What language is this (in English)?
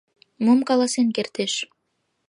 Mari